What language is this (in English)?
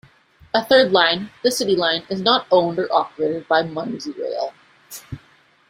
English